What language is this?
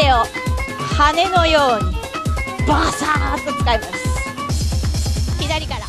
Japanese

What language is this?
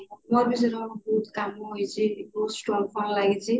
Odia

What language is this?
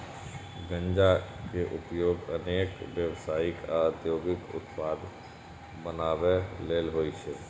Maithili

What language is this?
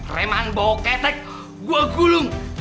Indonesian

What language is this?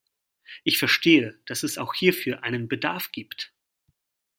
German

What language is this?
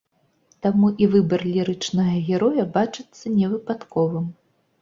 Belarusian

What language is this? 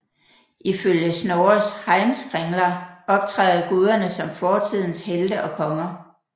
Danish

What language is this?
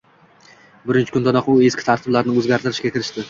Uzbek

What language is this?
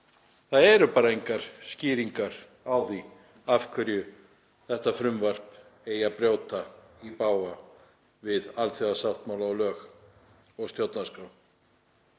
Icelandic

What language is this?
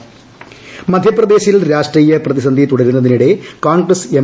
Malayalam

